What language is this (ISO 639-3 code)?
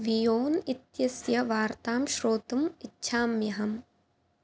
san